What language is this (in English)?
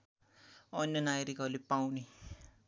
Nepali